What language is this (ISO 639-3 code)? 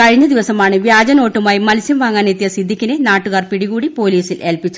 mal